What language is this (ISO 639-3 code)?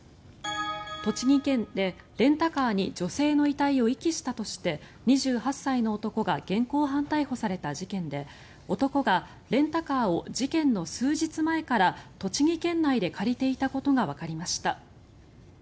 jpn